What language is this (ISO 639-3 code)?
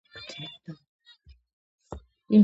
kat